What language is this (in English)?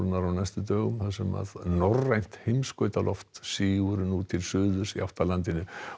Icelandic